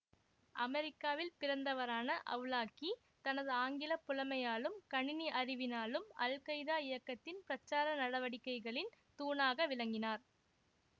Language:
Tamil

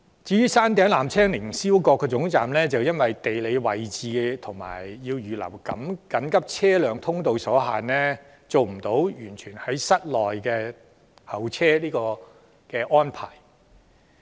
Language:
Cantonese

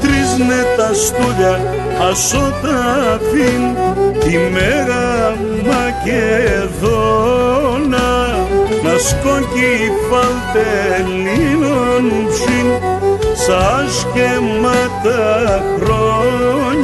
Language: Greek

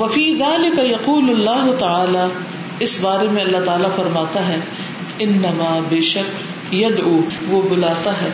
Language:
Urdu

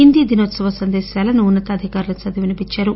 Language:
Telugu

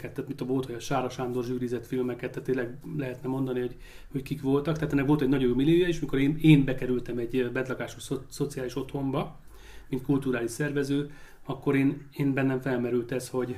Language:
Hungarian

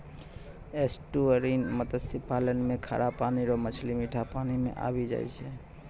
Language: Maithili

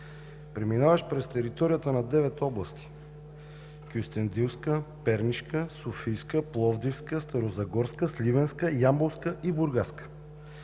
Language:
Bulgarian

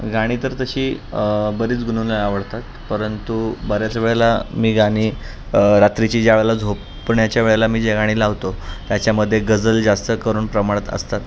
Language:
Marathi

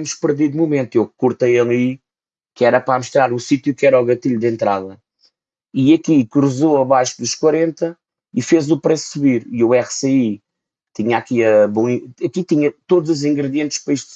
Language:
Portuguese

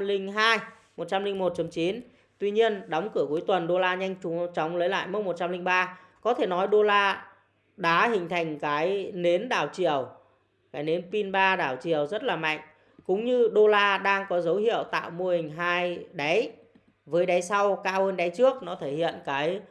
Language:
Vietnamese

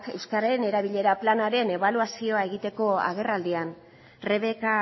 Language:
Basque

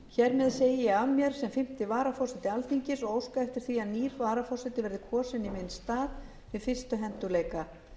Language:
Icelandic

